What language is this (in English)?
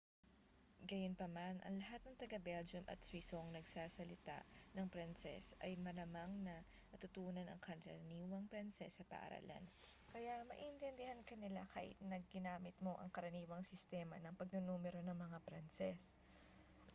Filipino